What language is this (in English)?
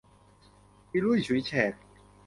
Thai